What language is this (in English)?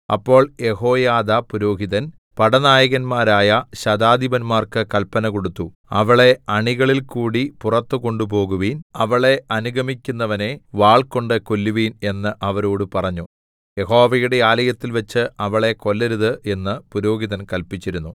Malayalam